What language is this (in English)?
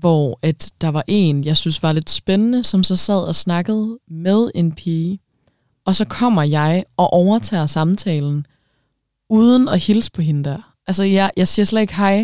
Danish